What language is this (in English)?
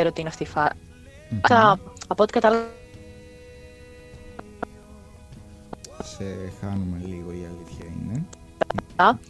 Greek